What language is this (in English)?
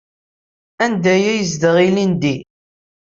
Kabyle